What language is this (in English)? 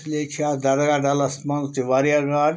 Kashmiri